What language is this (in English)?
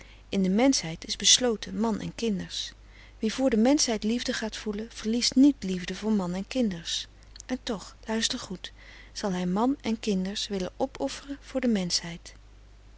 Dutch